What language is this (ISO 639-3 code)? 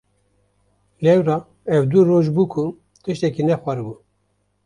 kur